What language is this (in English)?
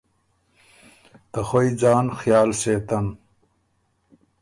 Ormuri